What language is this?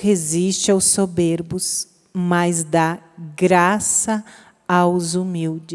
Portuguese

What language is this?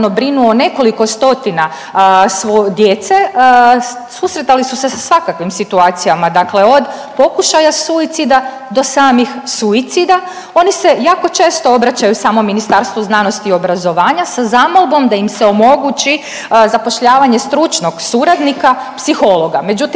Croatian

